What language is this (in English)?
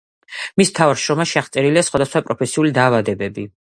Georgian